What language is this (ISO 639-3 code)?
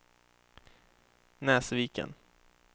swe